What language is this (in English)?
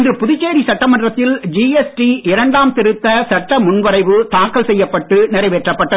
Tamil